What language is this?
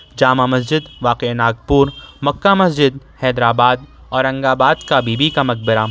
Urdu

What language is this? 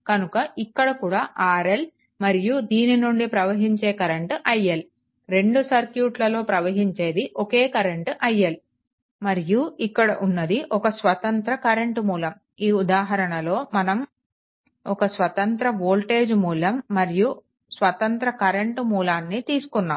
Telugu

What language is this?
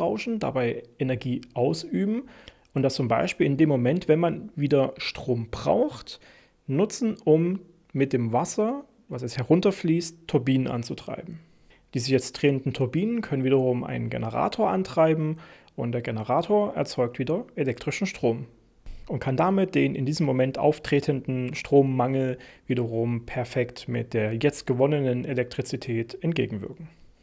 German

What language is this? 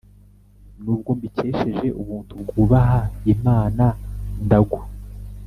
Kinyarwanda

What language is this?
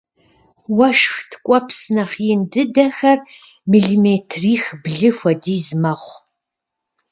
Kabardian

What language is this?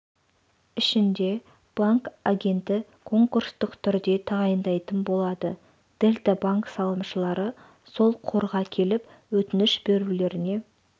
Kazakh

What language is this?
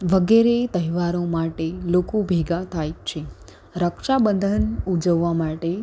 Gujarati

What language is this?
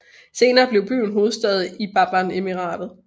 Danish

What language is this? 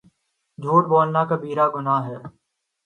Urdu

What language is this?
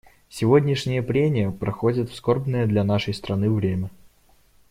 Russian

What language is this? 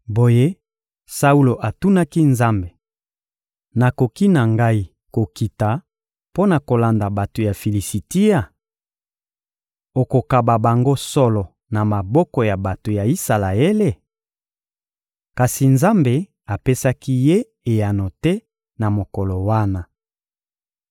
Lingala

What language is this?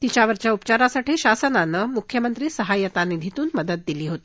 Marathi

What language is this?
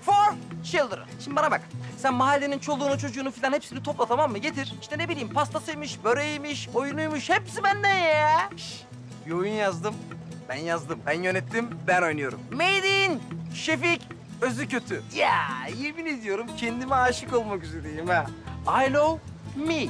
Turkish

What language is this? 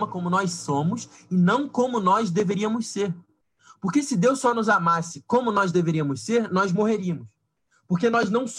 Portuguese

